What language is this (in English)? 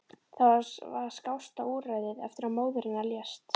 Icelandic